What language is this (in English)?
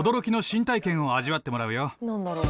Japanese